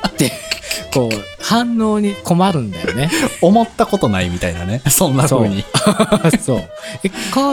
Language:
Japanese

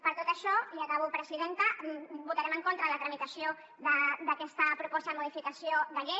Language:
Catalan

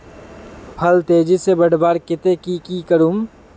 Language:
Magahi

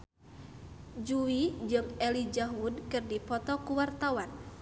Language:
Sundanese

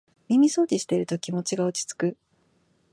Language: Japanese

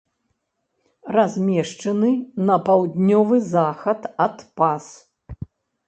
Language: Belarusian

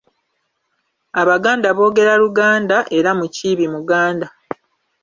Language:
Ganda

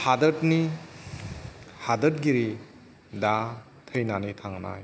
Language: Bodo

